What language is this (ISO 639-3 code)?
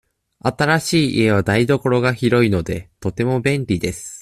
jpn